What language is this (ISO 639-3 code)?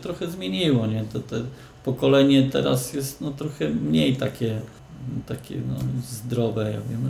pol